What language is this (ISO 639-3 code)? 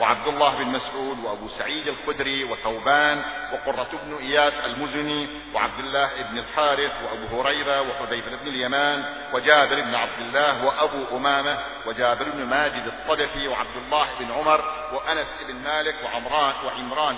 ara